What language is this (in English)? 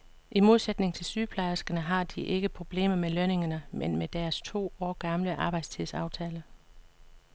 Danish